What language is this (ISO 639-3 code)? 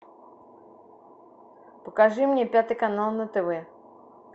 rus